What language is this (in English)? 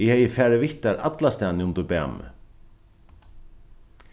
Faroese